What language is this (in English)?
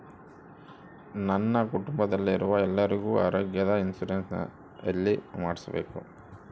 Kannada